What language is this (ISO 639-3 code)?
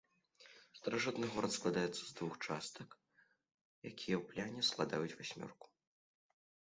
bel